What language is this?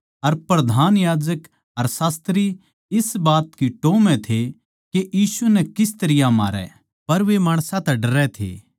Haryanvi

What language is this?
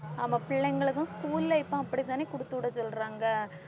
Tamil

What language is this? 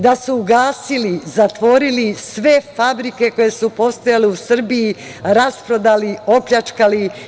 Serbian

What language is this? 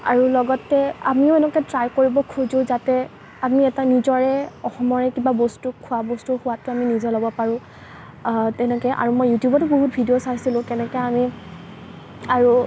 Assamese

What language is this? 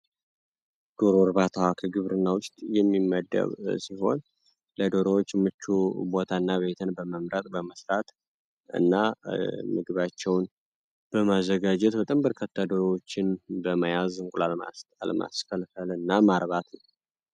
Amharic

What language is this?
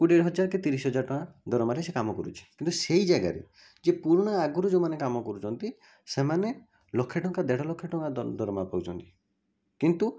Odia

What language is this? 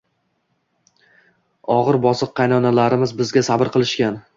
Uzbek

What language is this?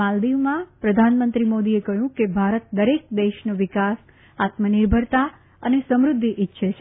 Gujarati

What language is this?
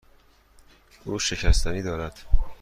Persian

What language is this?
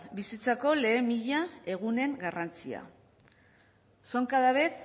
Basque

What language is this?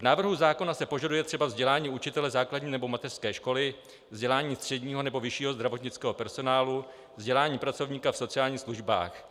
Czech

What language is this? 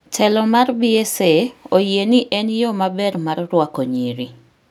Luo (Kenya and Tanzania)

